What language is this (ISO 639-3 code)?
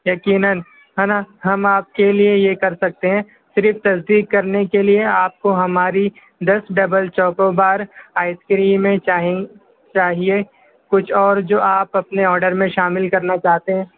urd